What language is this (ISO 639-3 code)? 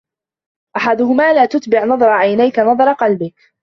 ara